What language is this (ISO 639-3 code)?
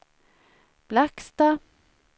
swe